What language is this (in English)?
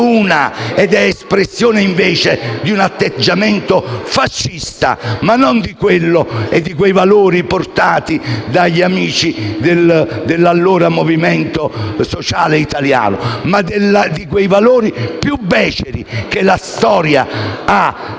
Italian